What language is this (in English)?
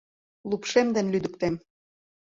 Mari